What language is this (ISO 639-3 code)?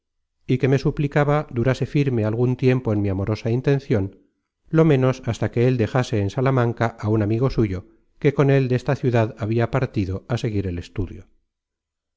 spa